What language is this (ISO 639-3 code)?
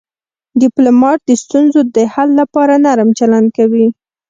pus